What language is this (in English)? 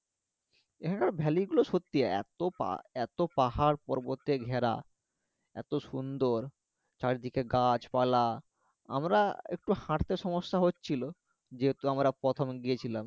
Bangla